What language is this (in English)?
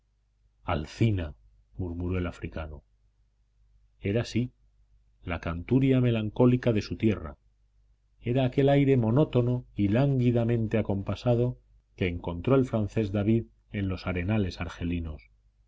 Spanish